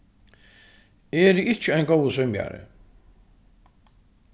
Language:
Faroese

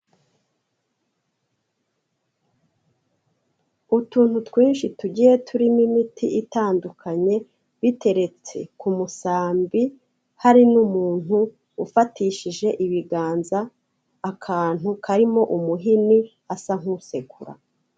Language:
Kinyarwanda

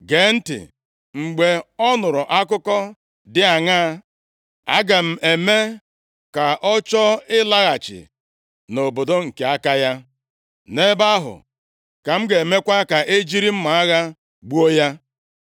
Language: Igbo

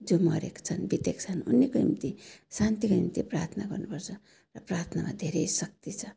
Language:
Nepali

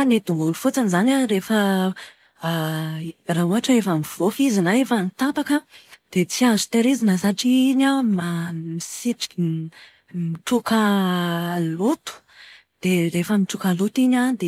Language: Malagasy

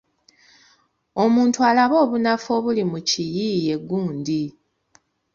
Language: Ganda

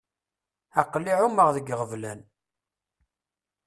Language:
Kabyle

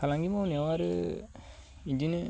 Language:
Bodo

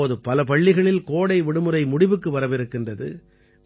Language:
Tamil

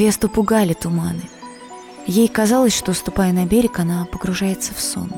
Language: Russian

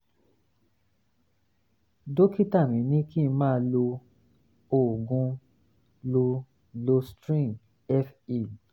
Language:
Yoruba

